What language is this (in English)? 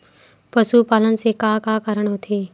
Chhattisgarhi